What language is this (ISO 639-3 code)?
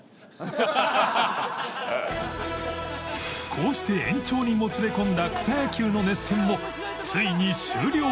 jpn